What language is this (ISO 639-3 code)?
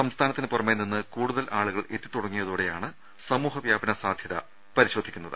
mal